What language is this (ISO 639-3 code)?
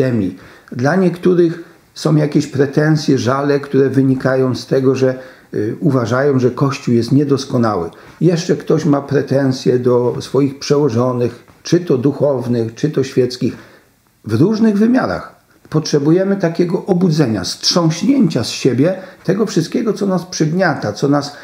pol